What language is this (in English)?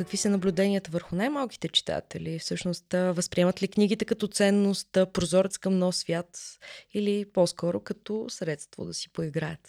Bulgarian